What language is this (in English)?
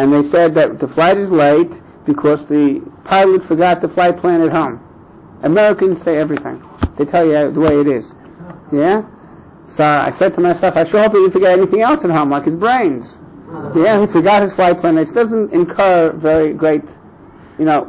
English